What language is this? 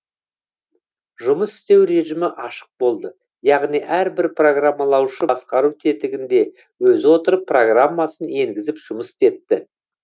Kazakh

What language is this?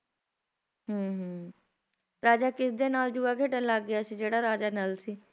Punjabi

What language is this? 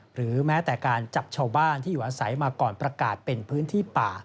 Thai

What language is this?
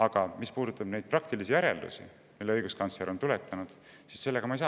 Estonian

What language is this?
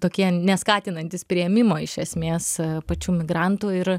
Lithuanian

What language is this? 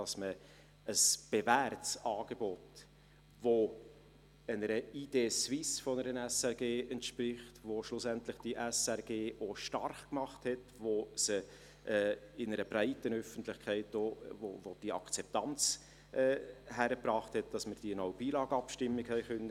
Swiss German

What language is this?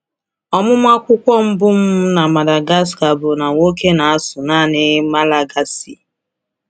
Igbo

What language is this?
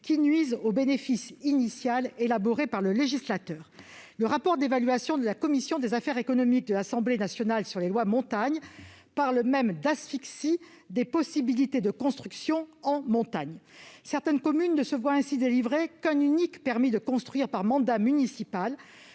French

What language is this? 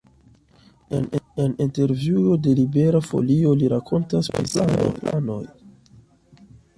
Esperanto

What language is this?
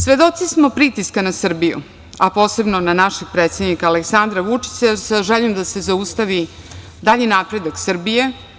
Serbian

